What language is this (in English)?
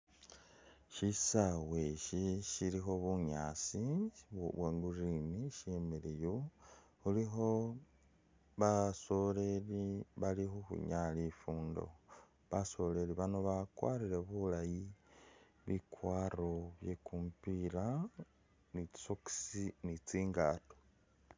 Masaaba